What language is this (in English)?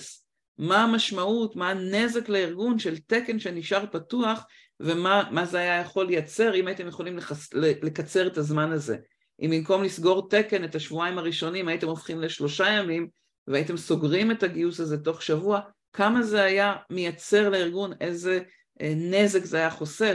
Hebrew